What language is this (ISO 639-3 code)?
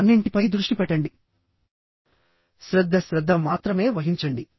tel